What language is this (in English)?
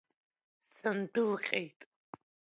Abkhazian